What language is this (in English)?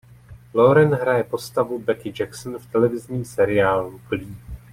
Czech